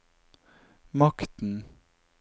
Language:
Norwegian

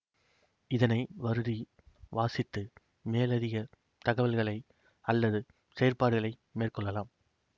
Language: Tamil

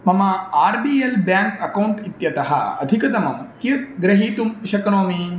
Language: Sanskrit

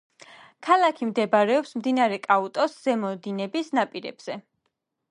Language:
Georgian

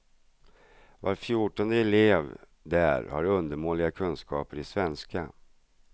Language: Swedish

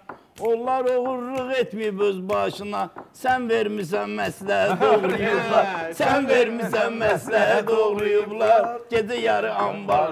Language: Turkish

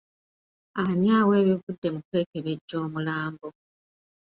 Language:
Ganda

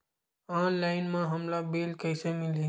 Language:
Chhattisgarhi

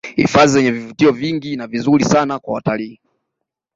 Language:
Swahili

